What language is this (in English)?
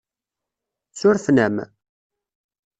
Kabyle